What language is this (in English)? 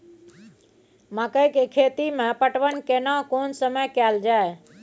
Maithili